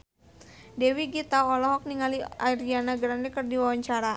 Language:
Sundanese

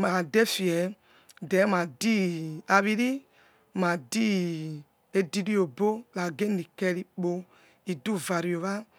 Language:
Yekhee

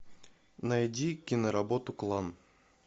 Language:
Russian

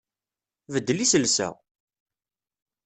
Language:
Kabyle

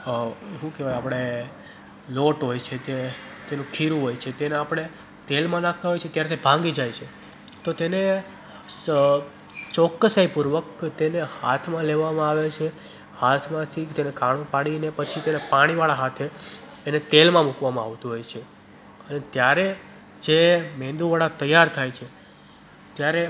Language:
Gujarati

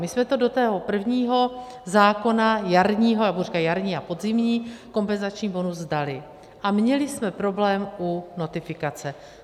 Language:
Czech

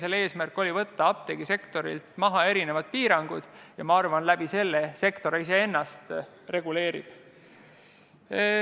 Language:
Estonian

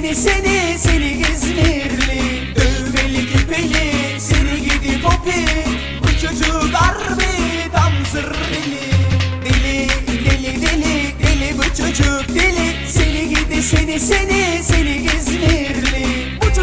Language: Turkish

